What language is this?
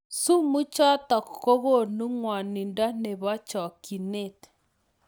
Kalenjin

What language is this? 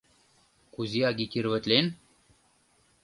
Mari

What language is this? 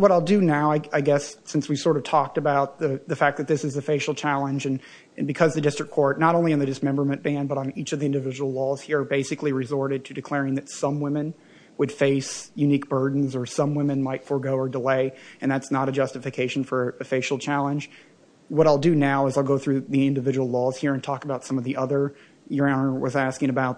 English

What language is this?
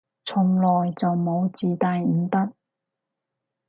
Cantonese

